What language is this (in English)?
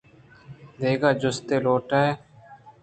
Eastern Balochi